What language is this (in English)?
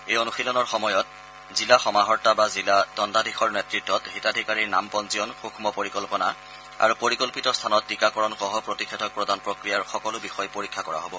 Assamese